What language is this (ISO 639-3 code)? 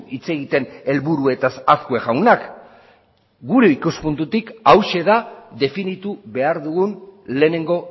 eus